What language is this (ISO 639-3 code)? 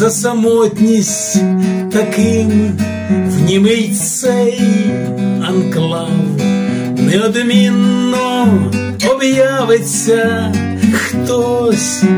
rus